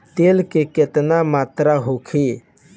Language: Bhojpuri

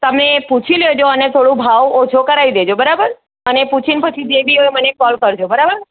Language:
Gujarati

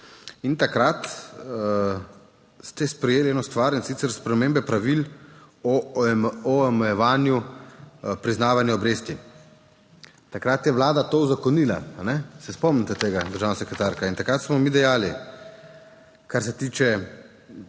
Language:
Slovenian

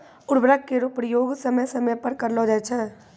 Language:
Maithili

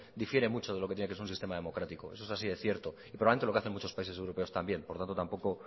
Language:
Spanish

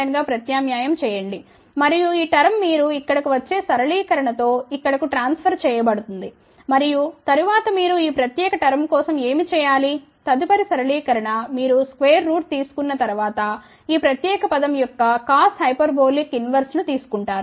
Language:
Telugu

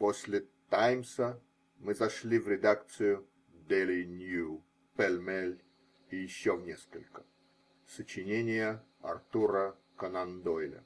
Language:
Russian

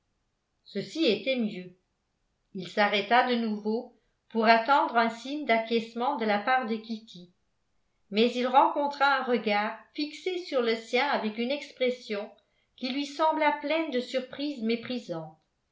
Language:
French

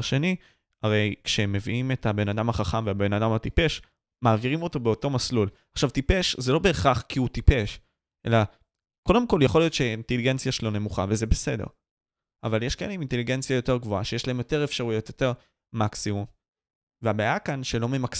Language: Hebrew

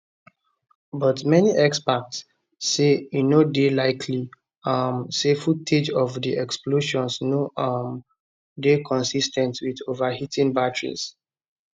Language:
Nigerian Pidgin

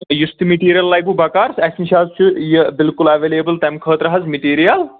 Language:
Kashmiri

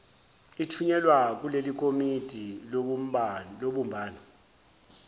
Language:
Zulu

